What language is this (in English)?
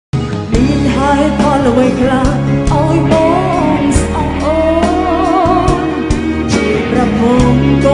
Khmer